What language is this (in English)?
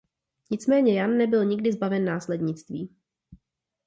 Czech